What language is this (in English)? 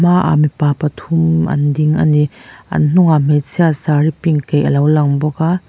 Mizo